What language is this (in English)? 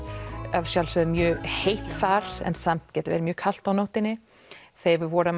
Icelandic